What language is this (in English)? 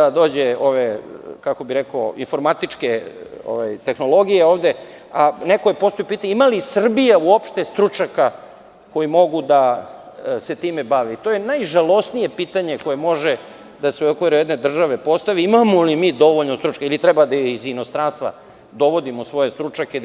Serbian